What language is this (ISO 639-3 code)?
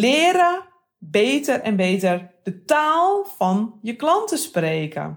nld